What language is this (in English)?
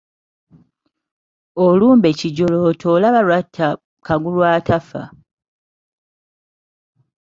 Ganda